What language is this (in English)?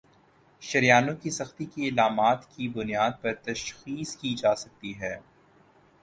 Urdu